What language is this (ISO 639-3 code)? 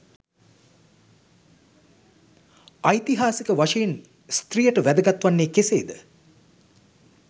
sin